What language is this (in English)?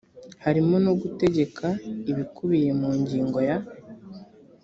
Kinyarwanda